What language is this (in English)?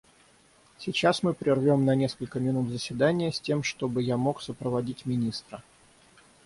Russian